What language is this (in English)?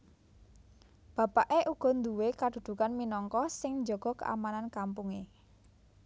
Javanese